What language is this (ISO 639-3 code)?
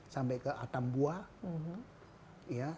ind